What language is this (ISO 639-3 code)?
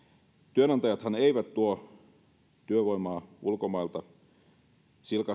fin